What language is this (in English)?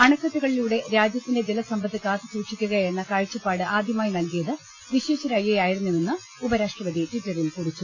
Malayalam